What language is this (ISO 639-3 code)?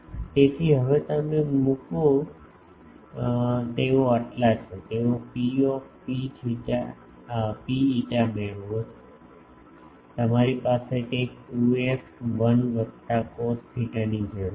guj